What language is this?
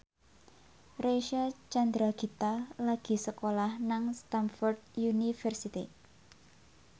Javanese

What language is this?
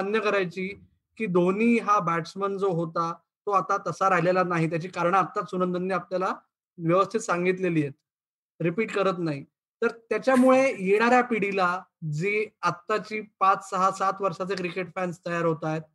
Marathi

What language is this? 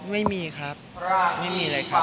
Thai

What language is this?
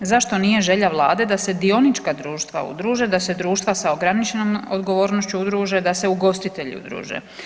Croatian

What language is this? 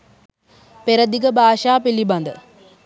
Sinhala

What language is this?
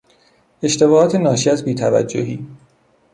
Persian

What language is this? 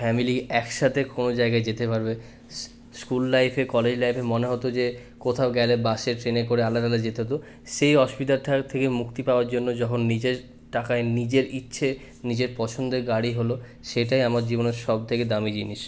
Bangla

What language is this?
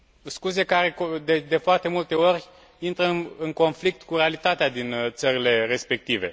Romanian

